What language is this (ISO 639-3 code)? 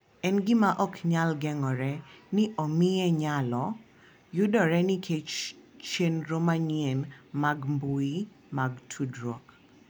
luo